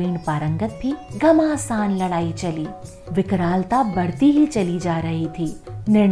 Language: Hindi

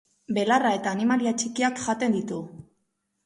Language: Basque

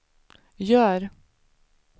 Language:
Swedish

